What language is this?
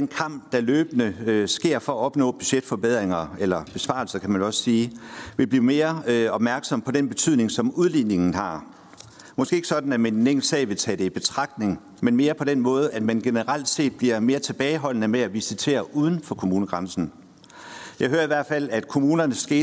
Danish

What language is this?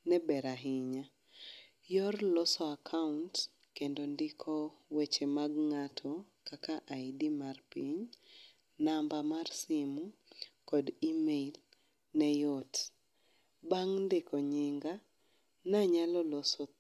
Luo (Kenya and Tanzania)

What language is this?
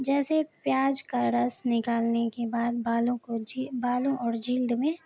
Urdu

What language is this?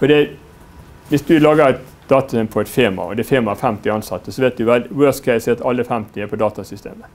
Norwegian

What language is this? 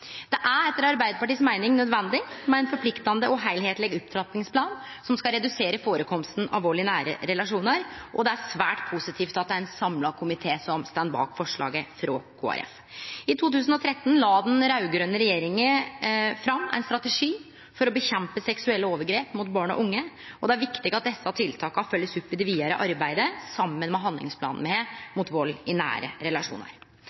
Norwegian Nynorsk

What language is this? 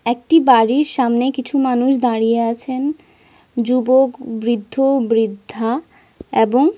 Bangla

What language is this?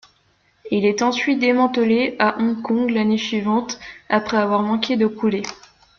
French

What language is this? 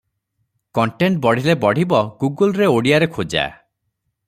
Odia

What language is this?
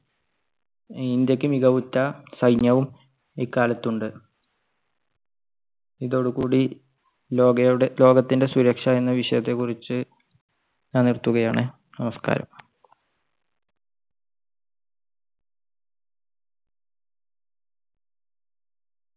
Malayalam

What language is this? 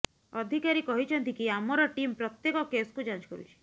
Odia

